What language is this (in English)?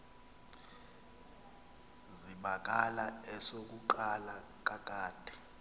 Xhosa